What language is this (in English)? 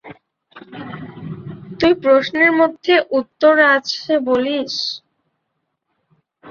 Bangla